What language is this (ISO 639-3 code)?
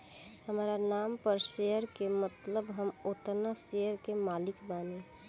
bho